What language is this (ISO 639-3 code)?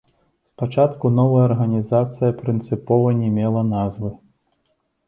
bel